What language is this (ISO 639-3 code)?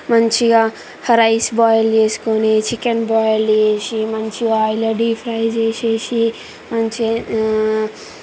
tel